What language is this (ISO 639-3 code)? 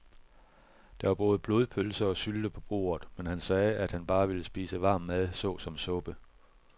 dan